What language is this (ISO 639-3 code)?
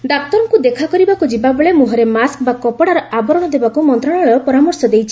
ori